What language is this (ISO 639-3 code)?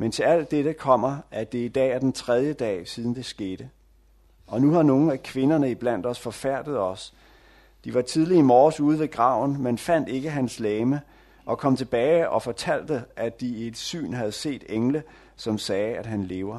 dan